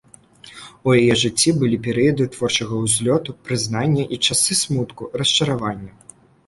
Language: Belarusian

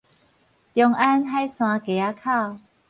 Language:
Min Nan Chinese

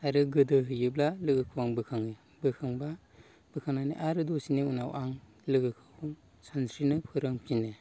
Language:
Bodo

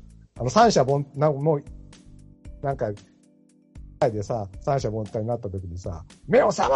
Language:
Japanese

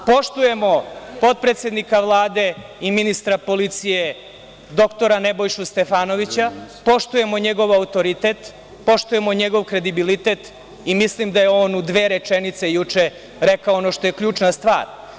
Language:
Serbian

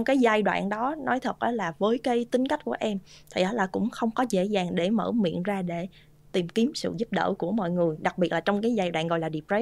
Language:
Vietnamese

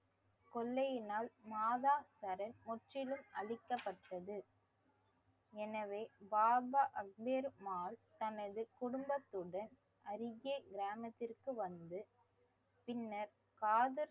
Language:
Tamil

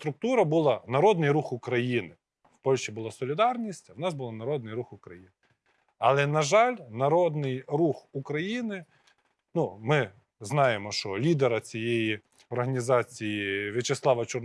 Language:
Ukrainian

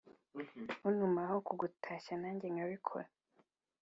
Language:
Kinyarwanda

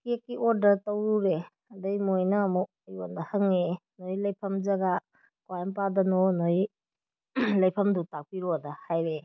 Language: Manipuri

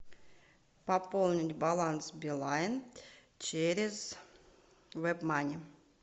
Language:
Russian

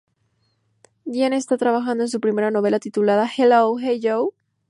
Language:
Spanish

